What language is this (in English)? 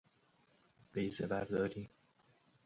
Persian